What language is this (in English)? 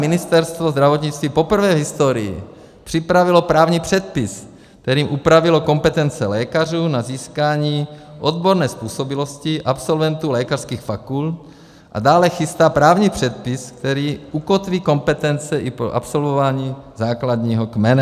Czech